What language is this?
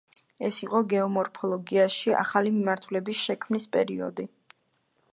Georgian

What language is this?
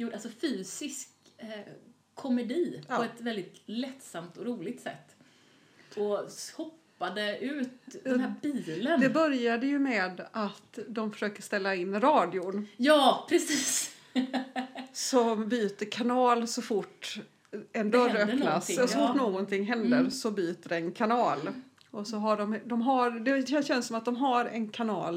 Swedish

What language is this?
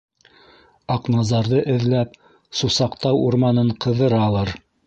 Bashkir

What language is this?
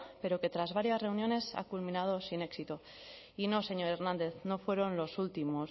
Spanish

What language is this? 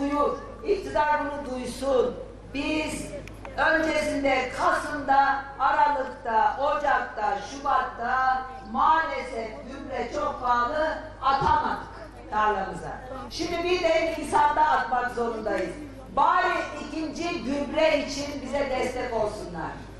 Turkish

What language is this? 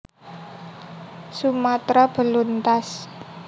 Javanese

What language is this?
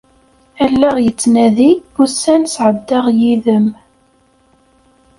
Kabyle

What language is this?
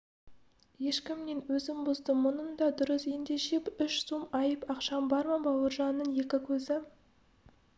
Kazakh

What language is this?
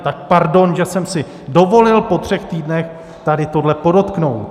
Czech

